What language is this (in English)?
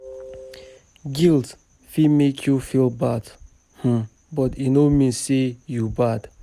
Nigerian Pidgin